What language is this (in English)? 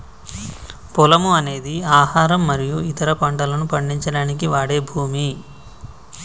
Telugu